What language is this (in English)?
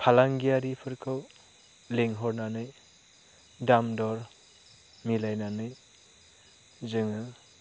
Bodo